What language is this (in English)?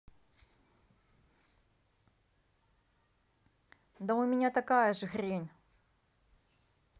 Russian